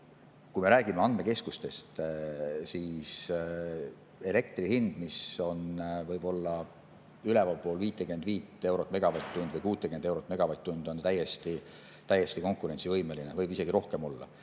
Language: Estonian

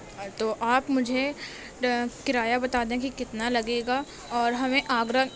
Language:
Urdu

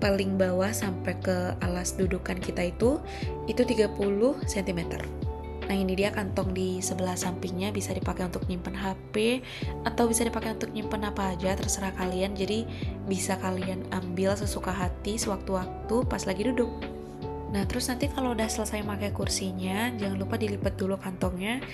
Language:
Indonesian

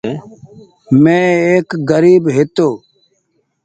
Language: Goaria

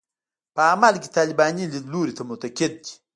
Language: Pashto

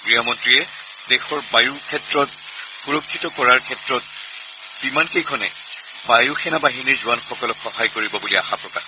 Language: Assamese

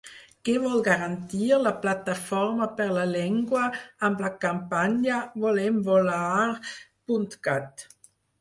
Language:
Catalan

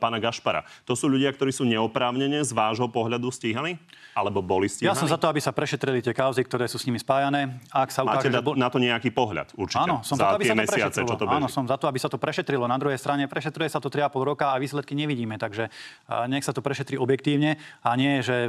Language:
Slovak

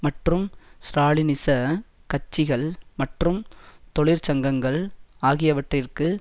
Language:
Tamil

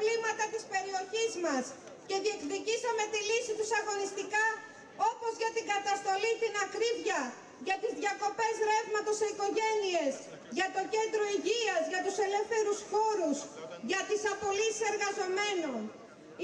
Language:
Greek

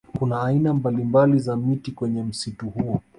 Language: Swahili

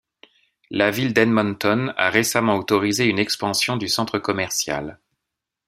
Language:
French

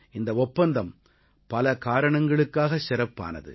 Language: Tamil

